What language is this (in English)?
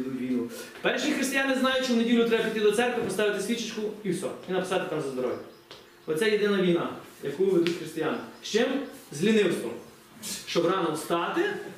Ukrainian